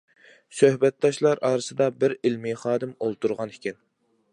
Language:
Uyghur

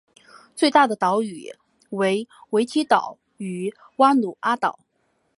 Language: Chinese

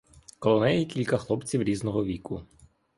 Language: Ukrainian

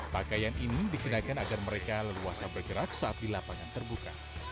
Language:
Indonesian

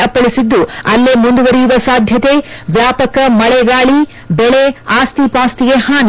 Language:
Kannada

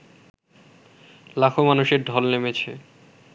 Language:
Bangla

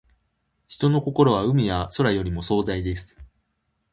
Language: Japanese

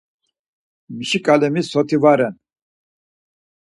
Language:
Laz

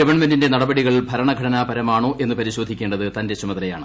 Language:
Malayalam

